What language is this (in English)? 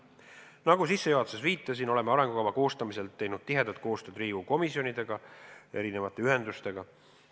Estonian